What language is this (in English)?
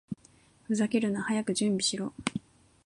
Japanese